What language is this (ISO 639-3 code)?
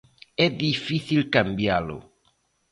glg